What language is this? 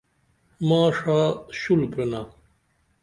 Dameli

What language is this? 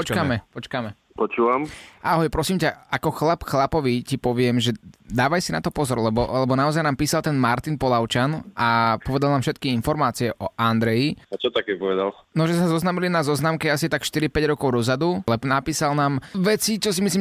Slovak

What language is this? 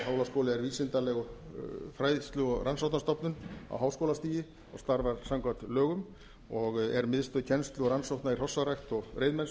Icelandic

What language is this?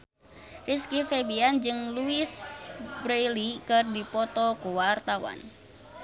Sundanese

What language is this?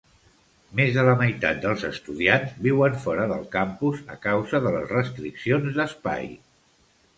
Catalan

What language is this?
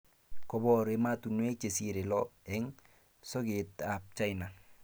Kalenjin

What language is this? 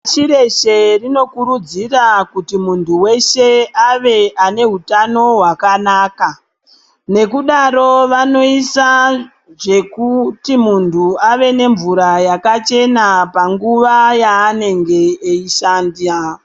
Ndau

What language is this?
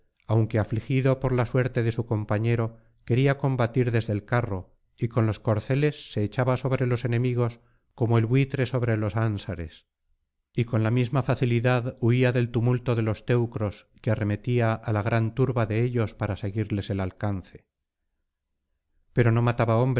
Spanish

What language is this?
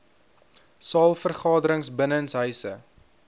Afrikaans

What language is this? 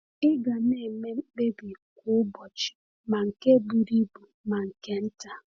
Igbo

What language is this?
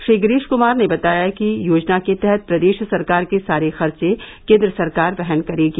Hindi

